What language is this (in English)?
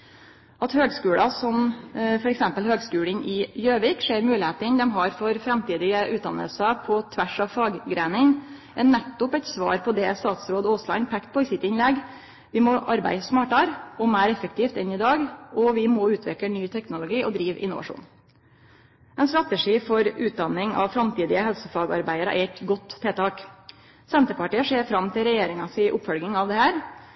Norwegian Nynorsk